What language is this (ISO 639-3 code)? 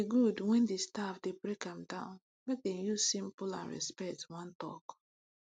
pcm